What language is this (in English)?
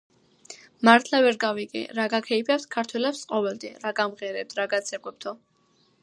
Georgian